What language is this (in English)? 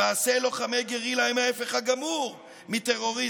Hebrew